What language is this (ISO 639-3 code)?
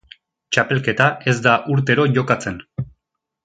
eus